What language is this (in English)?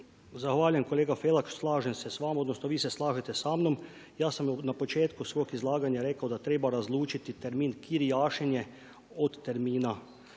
Croatian